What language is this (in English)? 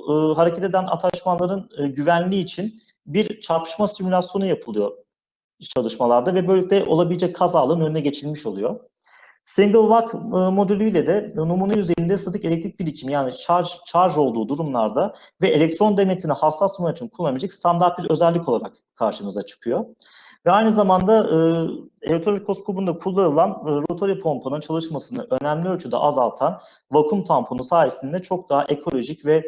Turkish